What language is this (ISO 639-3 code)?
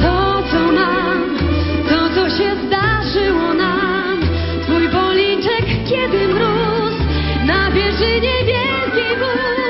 slk